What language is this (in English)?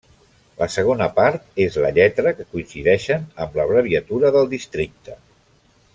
Catalan